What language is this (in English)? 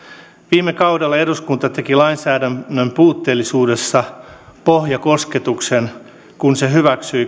Finnish